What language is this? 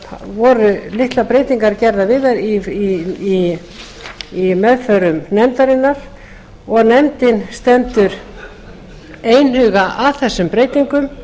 Icelandic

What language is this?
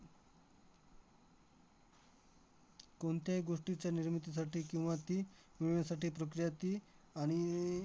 Marathi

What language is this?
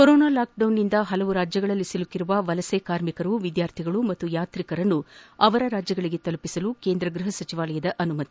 Kannada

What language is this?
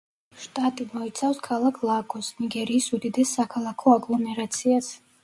Georgian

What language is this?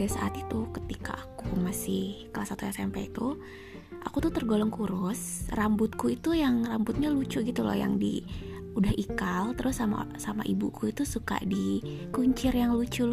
Indonesian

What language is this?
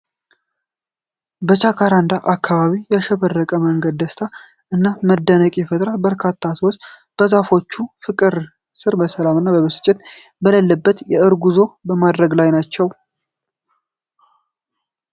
Amharic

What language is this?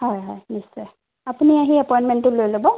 Assamese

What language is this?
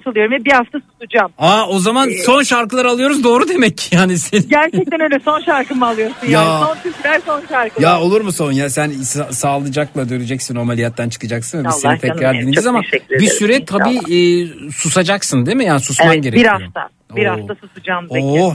Turkish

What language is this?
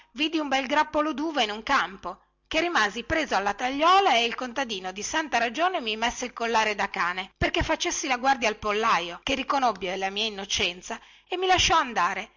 Italian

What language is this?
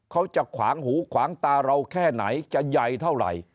Thai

